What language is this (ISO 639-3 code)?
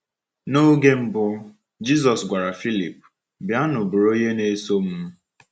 ibo